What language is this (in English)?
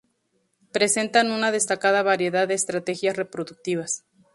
Spanish